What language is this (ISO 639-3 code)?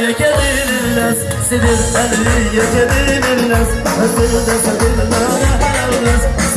uzb